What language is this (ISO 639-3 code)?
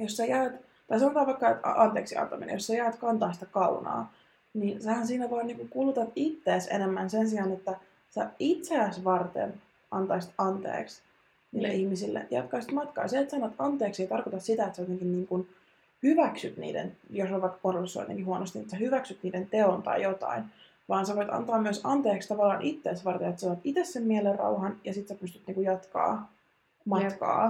fin